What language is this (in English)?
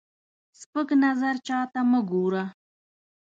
Pashto